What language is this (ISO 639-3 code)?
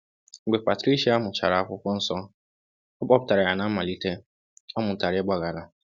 ibo